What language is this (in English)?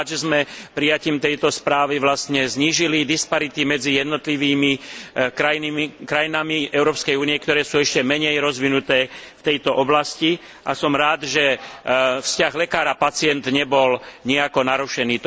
Slovak